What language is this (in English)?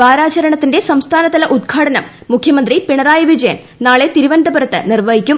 Malayalam